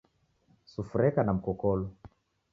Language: Taita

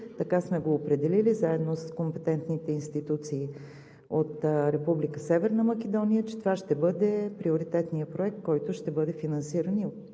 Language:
Bulgarian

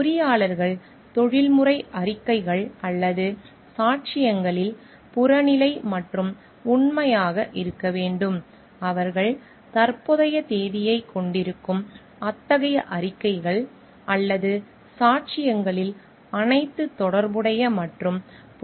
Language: Tamil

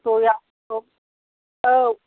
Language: Bodo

